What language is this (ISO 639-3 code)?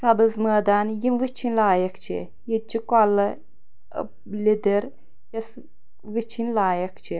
kas